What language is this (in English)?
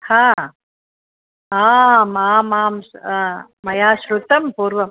Sanskrit